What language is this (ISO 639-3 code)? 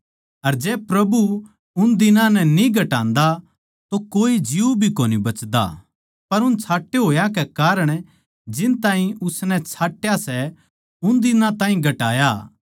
bgc